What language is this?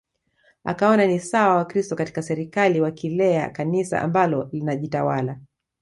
Swahili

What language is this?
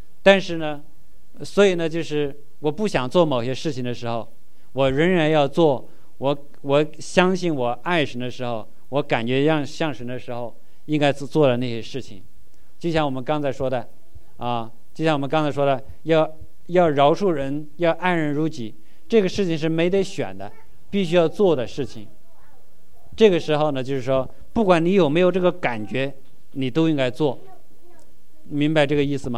Chinese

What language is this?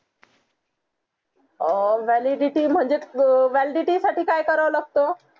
Marathi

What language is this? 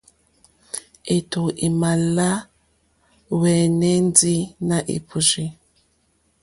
Mokpwe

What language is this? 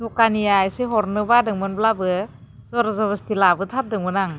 Bodo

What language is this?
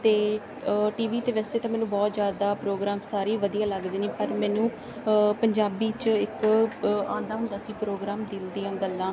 Punjabi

